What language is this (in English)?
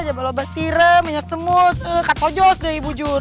Indonesian